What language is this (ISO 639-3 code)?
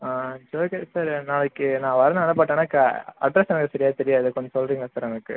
tam